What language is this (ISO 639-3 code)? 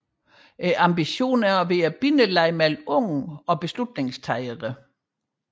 dan